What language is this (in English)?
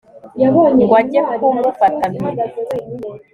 Kinyarwanda